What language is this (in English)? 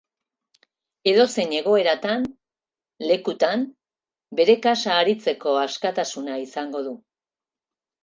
Basque